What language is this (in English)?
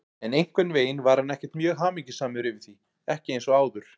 Icelandic